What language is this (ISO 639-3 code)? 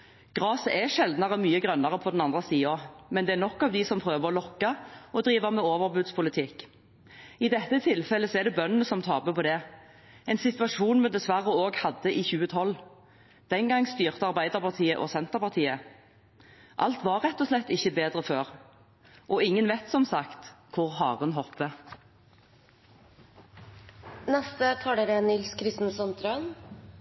nob